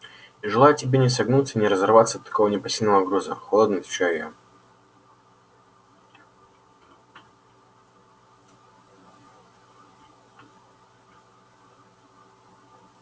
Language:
Russian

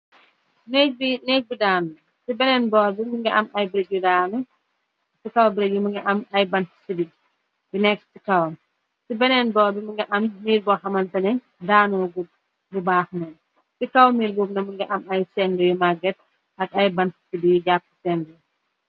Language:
Wolof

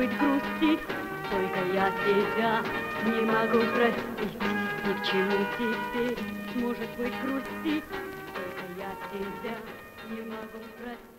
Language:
Russian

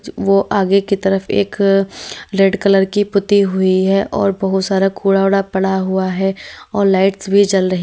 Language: Hindi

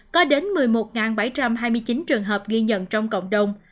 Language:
Vietnamese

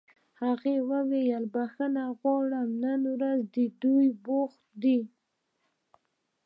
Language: Pashto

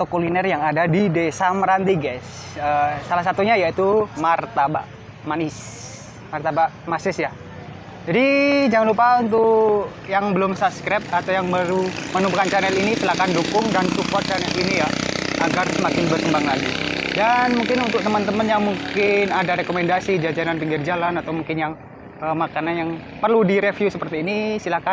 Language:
Indonesian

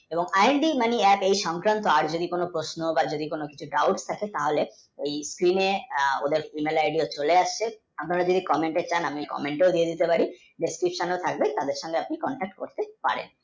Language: Bangla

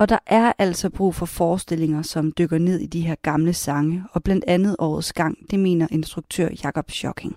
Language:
Danish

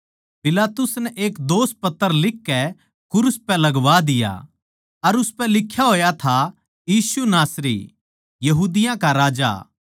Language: Haryanvi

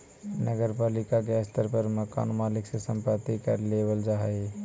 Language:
Magahi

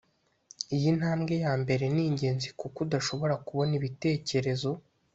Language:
Kinyarwanda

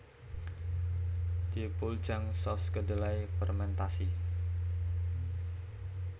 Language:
Javanese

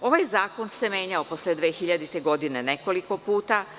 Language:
Serbian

